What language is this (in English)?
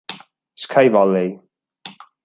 Italian